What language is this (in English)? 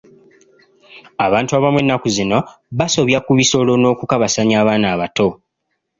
Ganda